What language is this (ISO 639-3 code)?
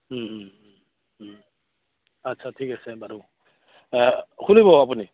asm